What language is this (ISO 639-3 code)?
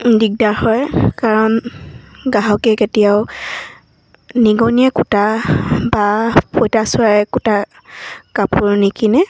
asm